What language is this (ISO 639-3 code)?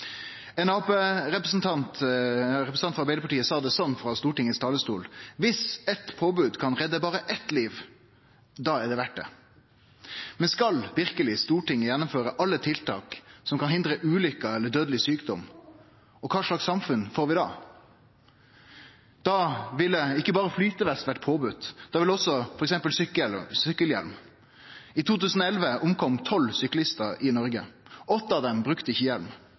nno